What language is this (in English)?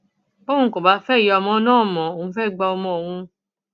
Yoruba